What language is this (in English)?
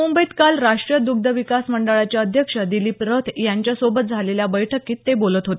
Marathi